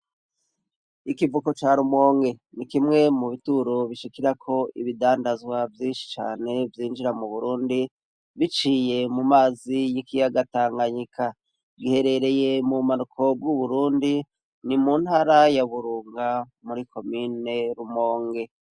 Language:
Rundi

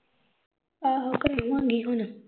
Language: Punjabi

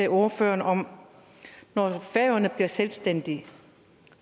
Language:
Danish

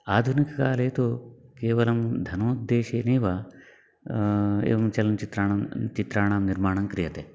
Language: Sanskrit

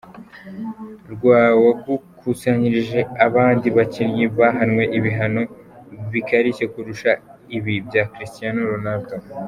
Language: Kinyarwanda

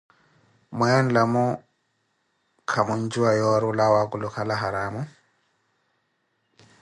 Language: Koti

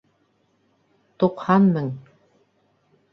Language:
Bashkir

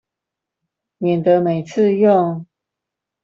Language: Chinese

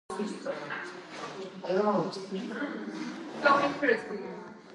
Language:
Georgian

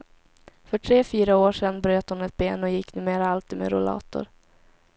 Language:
Swedish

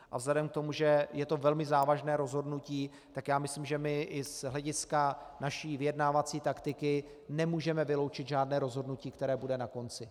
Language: Czech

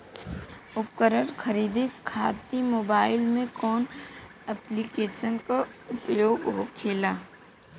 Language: Bhojpuri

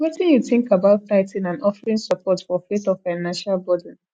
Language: Nigerian Pidgin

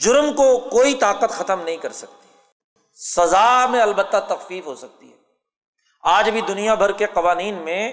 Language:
Urdu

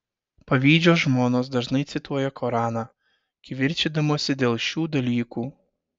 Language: Lithuanian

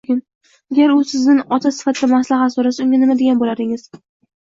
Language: Uzbek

